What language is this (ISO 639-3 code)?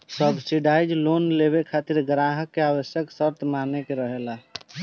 bho